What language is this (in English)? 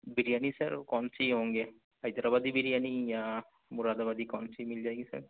Urdu